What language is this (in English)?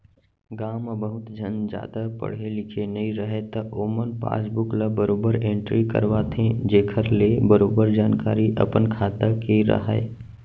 Chhattisgarhi